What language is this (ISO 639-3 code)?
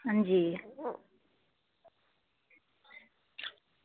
doi